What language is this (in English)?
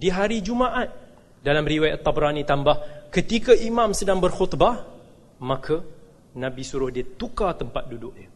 Malay